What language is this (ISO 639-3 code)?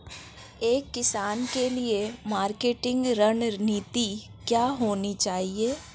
hin